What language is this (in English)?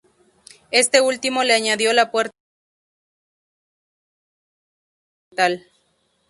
Spanish